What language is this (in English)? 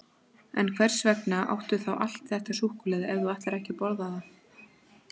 Icelandic